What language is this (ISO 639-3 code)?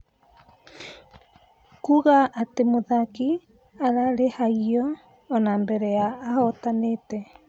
kik